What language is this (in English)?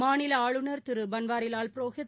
Tamil